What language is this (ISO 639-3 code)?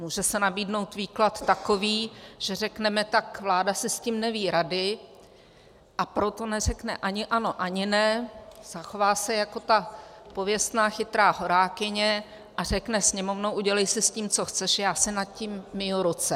ces